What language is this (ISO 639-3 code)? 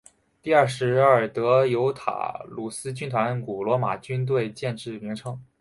zho